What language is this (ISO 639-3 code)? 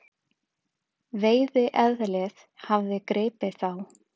isl